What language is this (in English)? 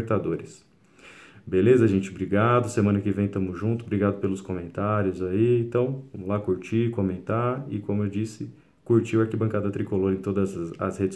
Portuguese